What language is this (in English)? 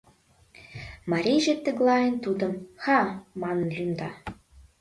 Mari